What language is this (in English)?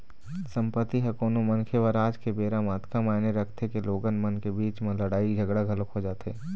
Chhattisgarhi